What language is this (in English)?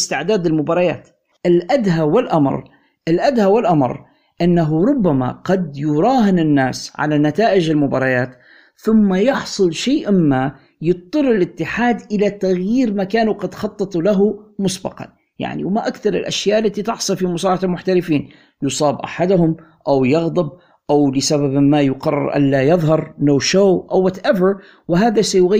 Arabic